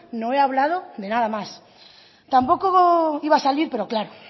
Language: Spanish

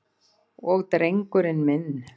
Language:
Icelandic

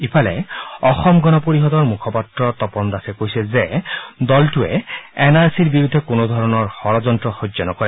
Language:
Assamese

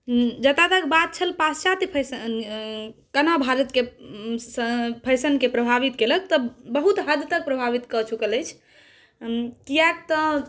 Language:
Maithili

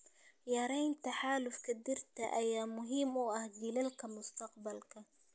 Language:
Somali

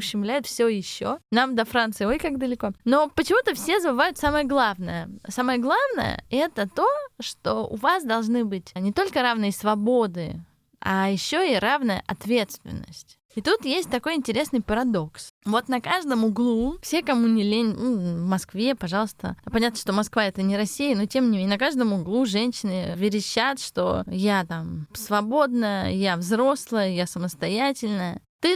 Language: Russian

